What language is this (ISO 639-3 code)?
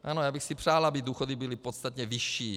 ces